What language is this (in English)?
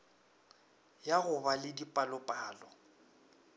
Northern Sotho